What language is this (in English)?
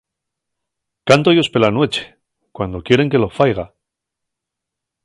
Asturian